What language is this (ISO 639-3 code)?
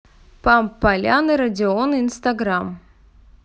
rus